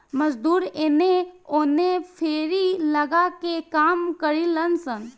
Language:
Bhojpuri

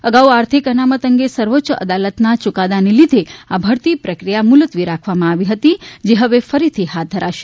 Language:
Gujarati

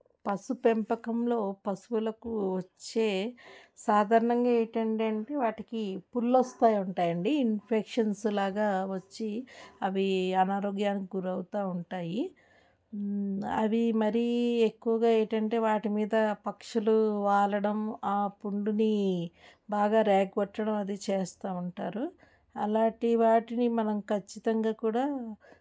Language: Telugu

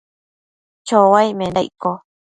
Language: Matsés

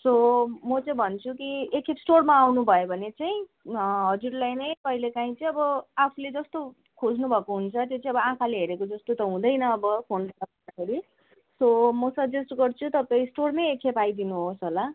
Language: Nepali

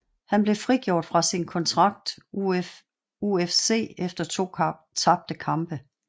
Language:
Danish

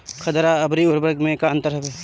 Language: Bhojpuri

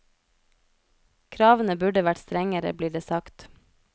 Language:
Norwegian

